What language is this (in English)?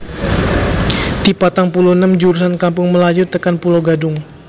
Javanese